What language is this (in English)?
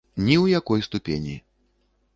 Belarusian